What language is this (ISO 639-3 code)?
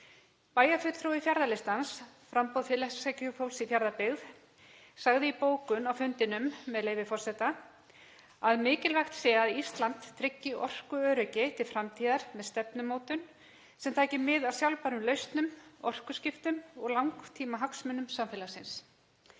isl